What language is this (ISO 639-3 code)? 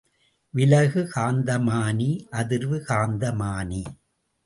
tam